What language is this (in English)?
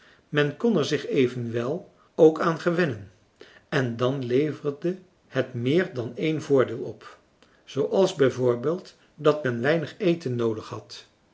Dutch